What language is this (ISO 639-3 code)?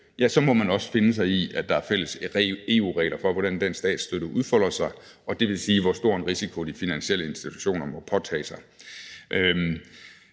dan